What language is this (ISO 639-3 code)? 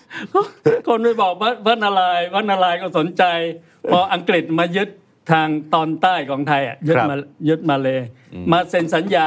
tha